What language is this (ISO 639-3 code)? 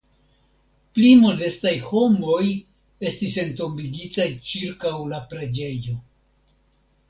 epo